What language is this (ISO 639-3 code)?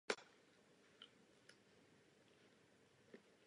ces